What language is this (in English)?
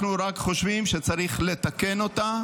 Hebrew